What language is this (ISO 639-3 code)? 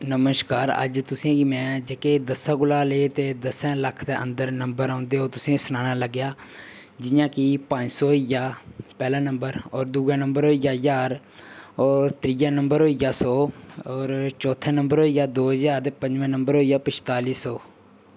doi